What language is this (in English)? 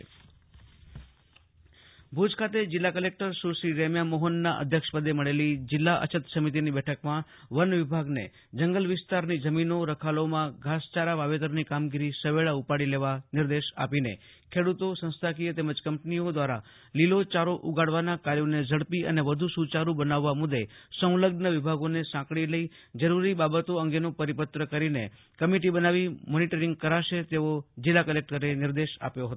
Gujarati